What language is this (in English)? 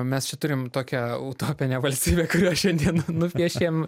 Lithuanian